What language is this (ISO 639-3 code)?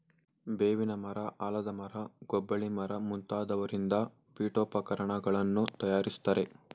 kan